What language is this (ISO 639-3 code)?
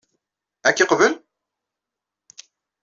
kab